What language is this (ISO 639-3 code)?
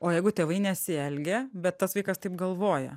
lit